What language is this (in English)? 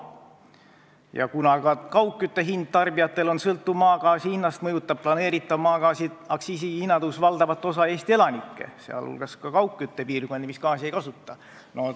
Estonian